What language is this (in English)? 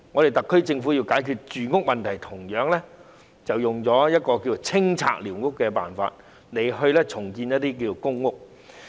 Cantonese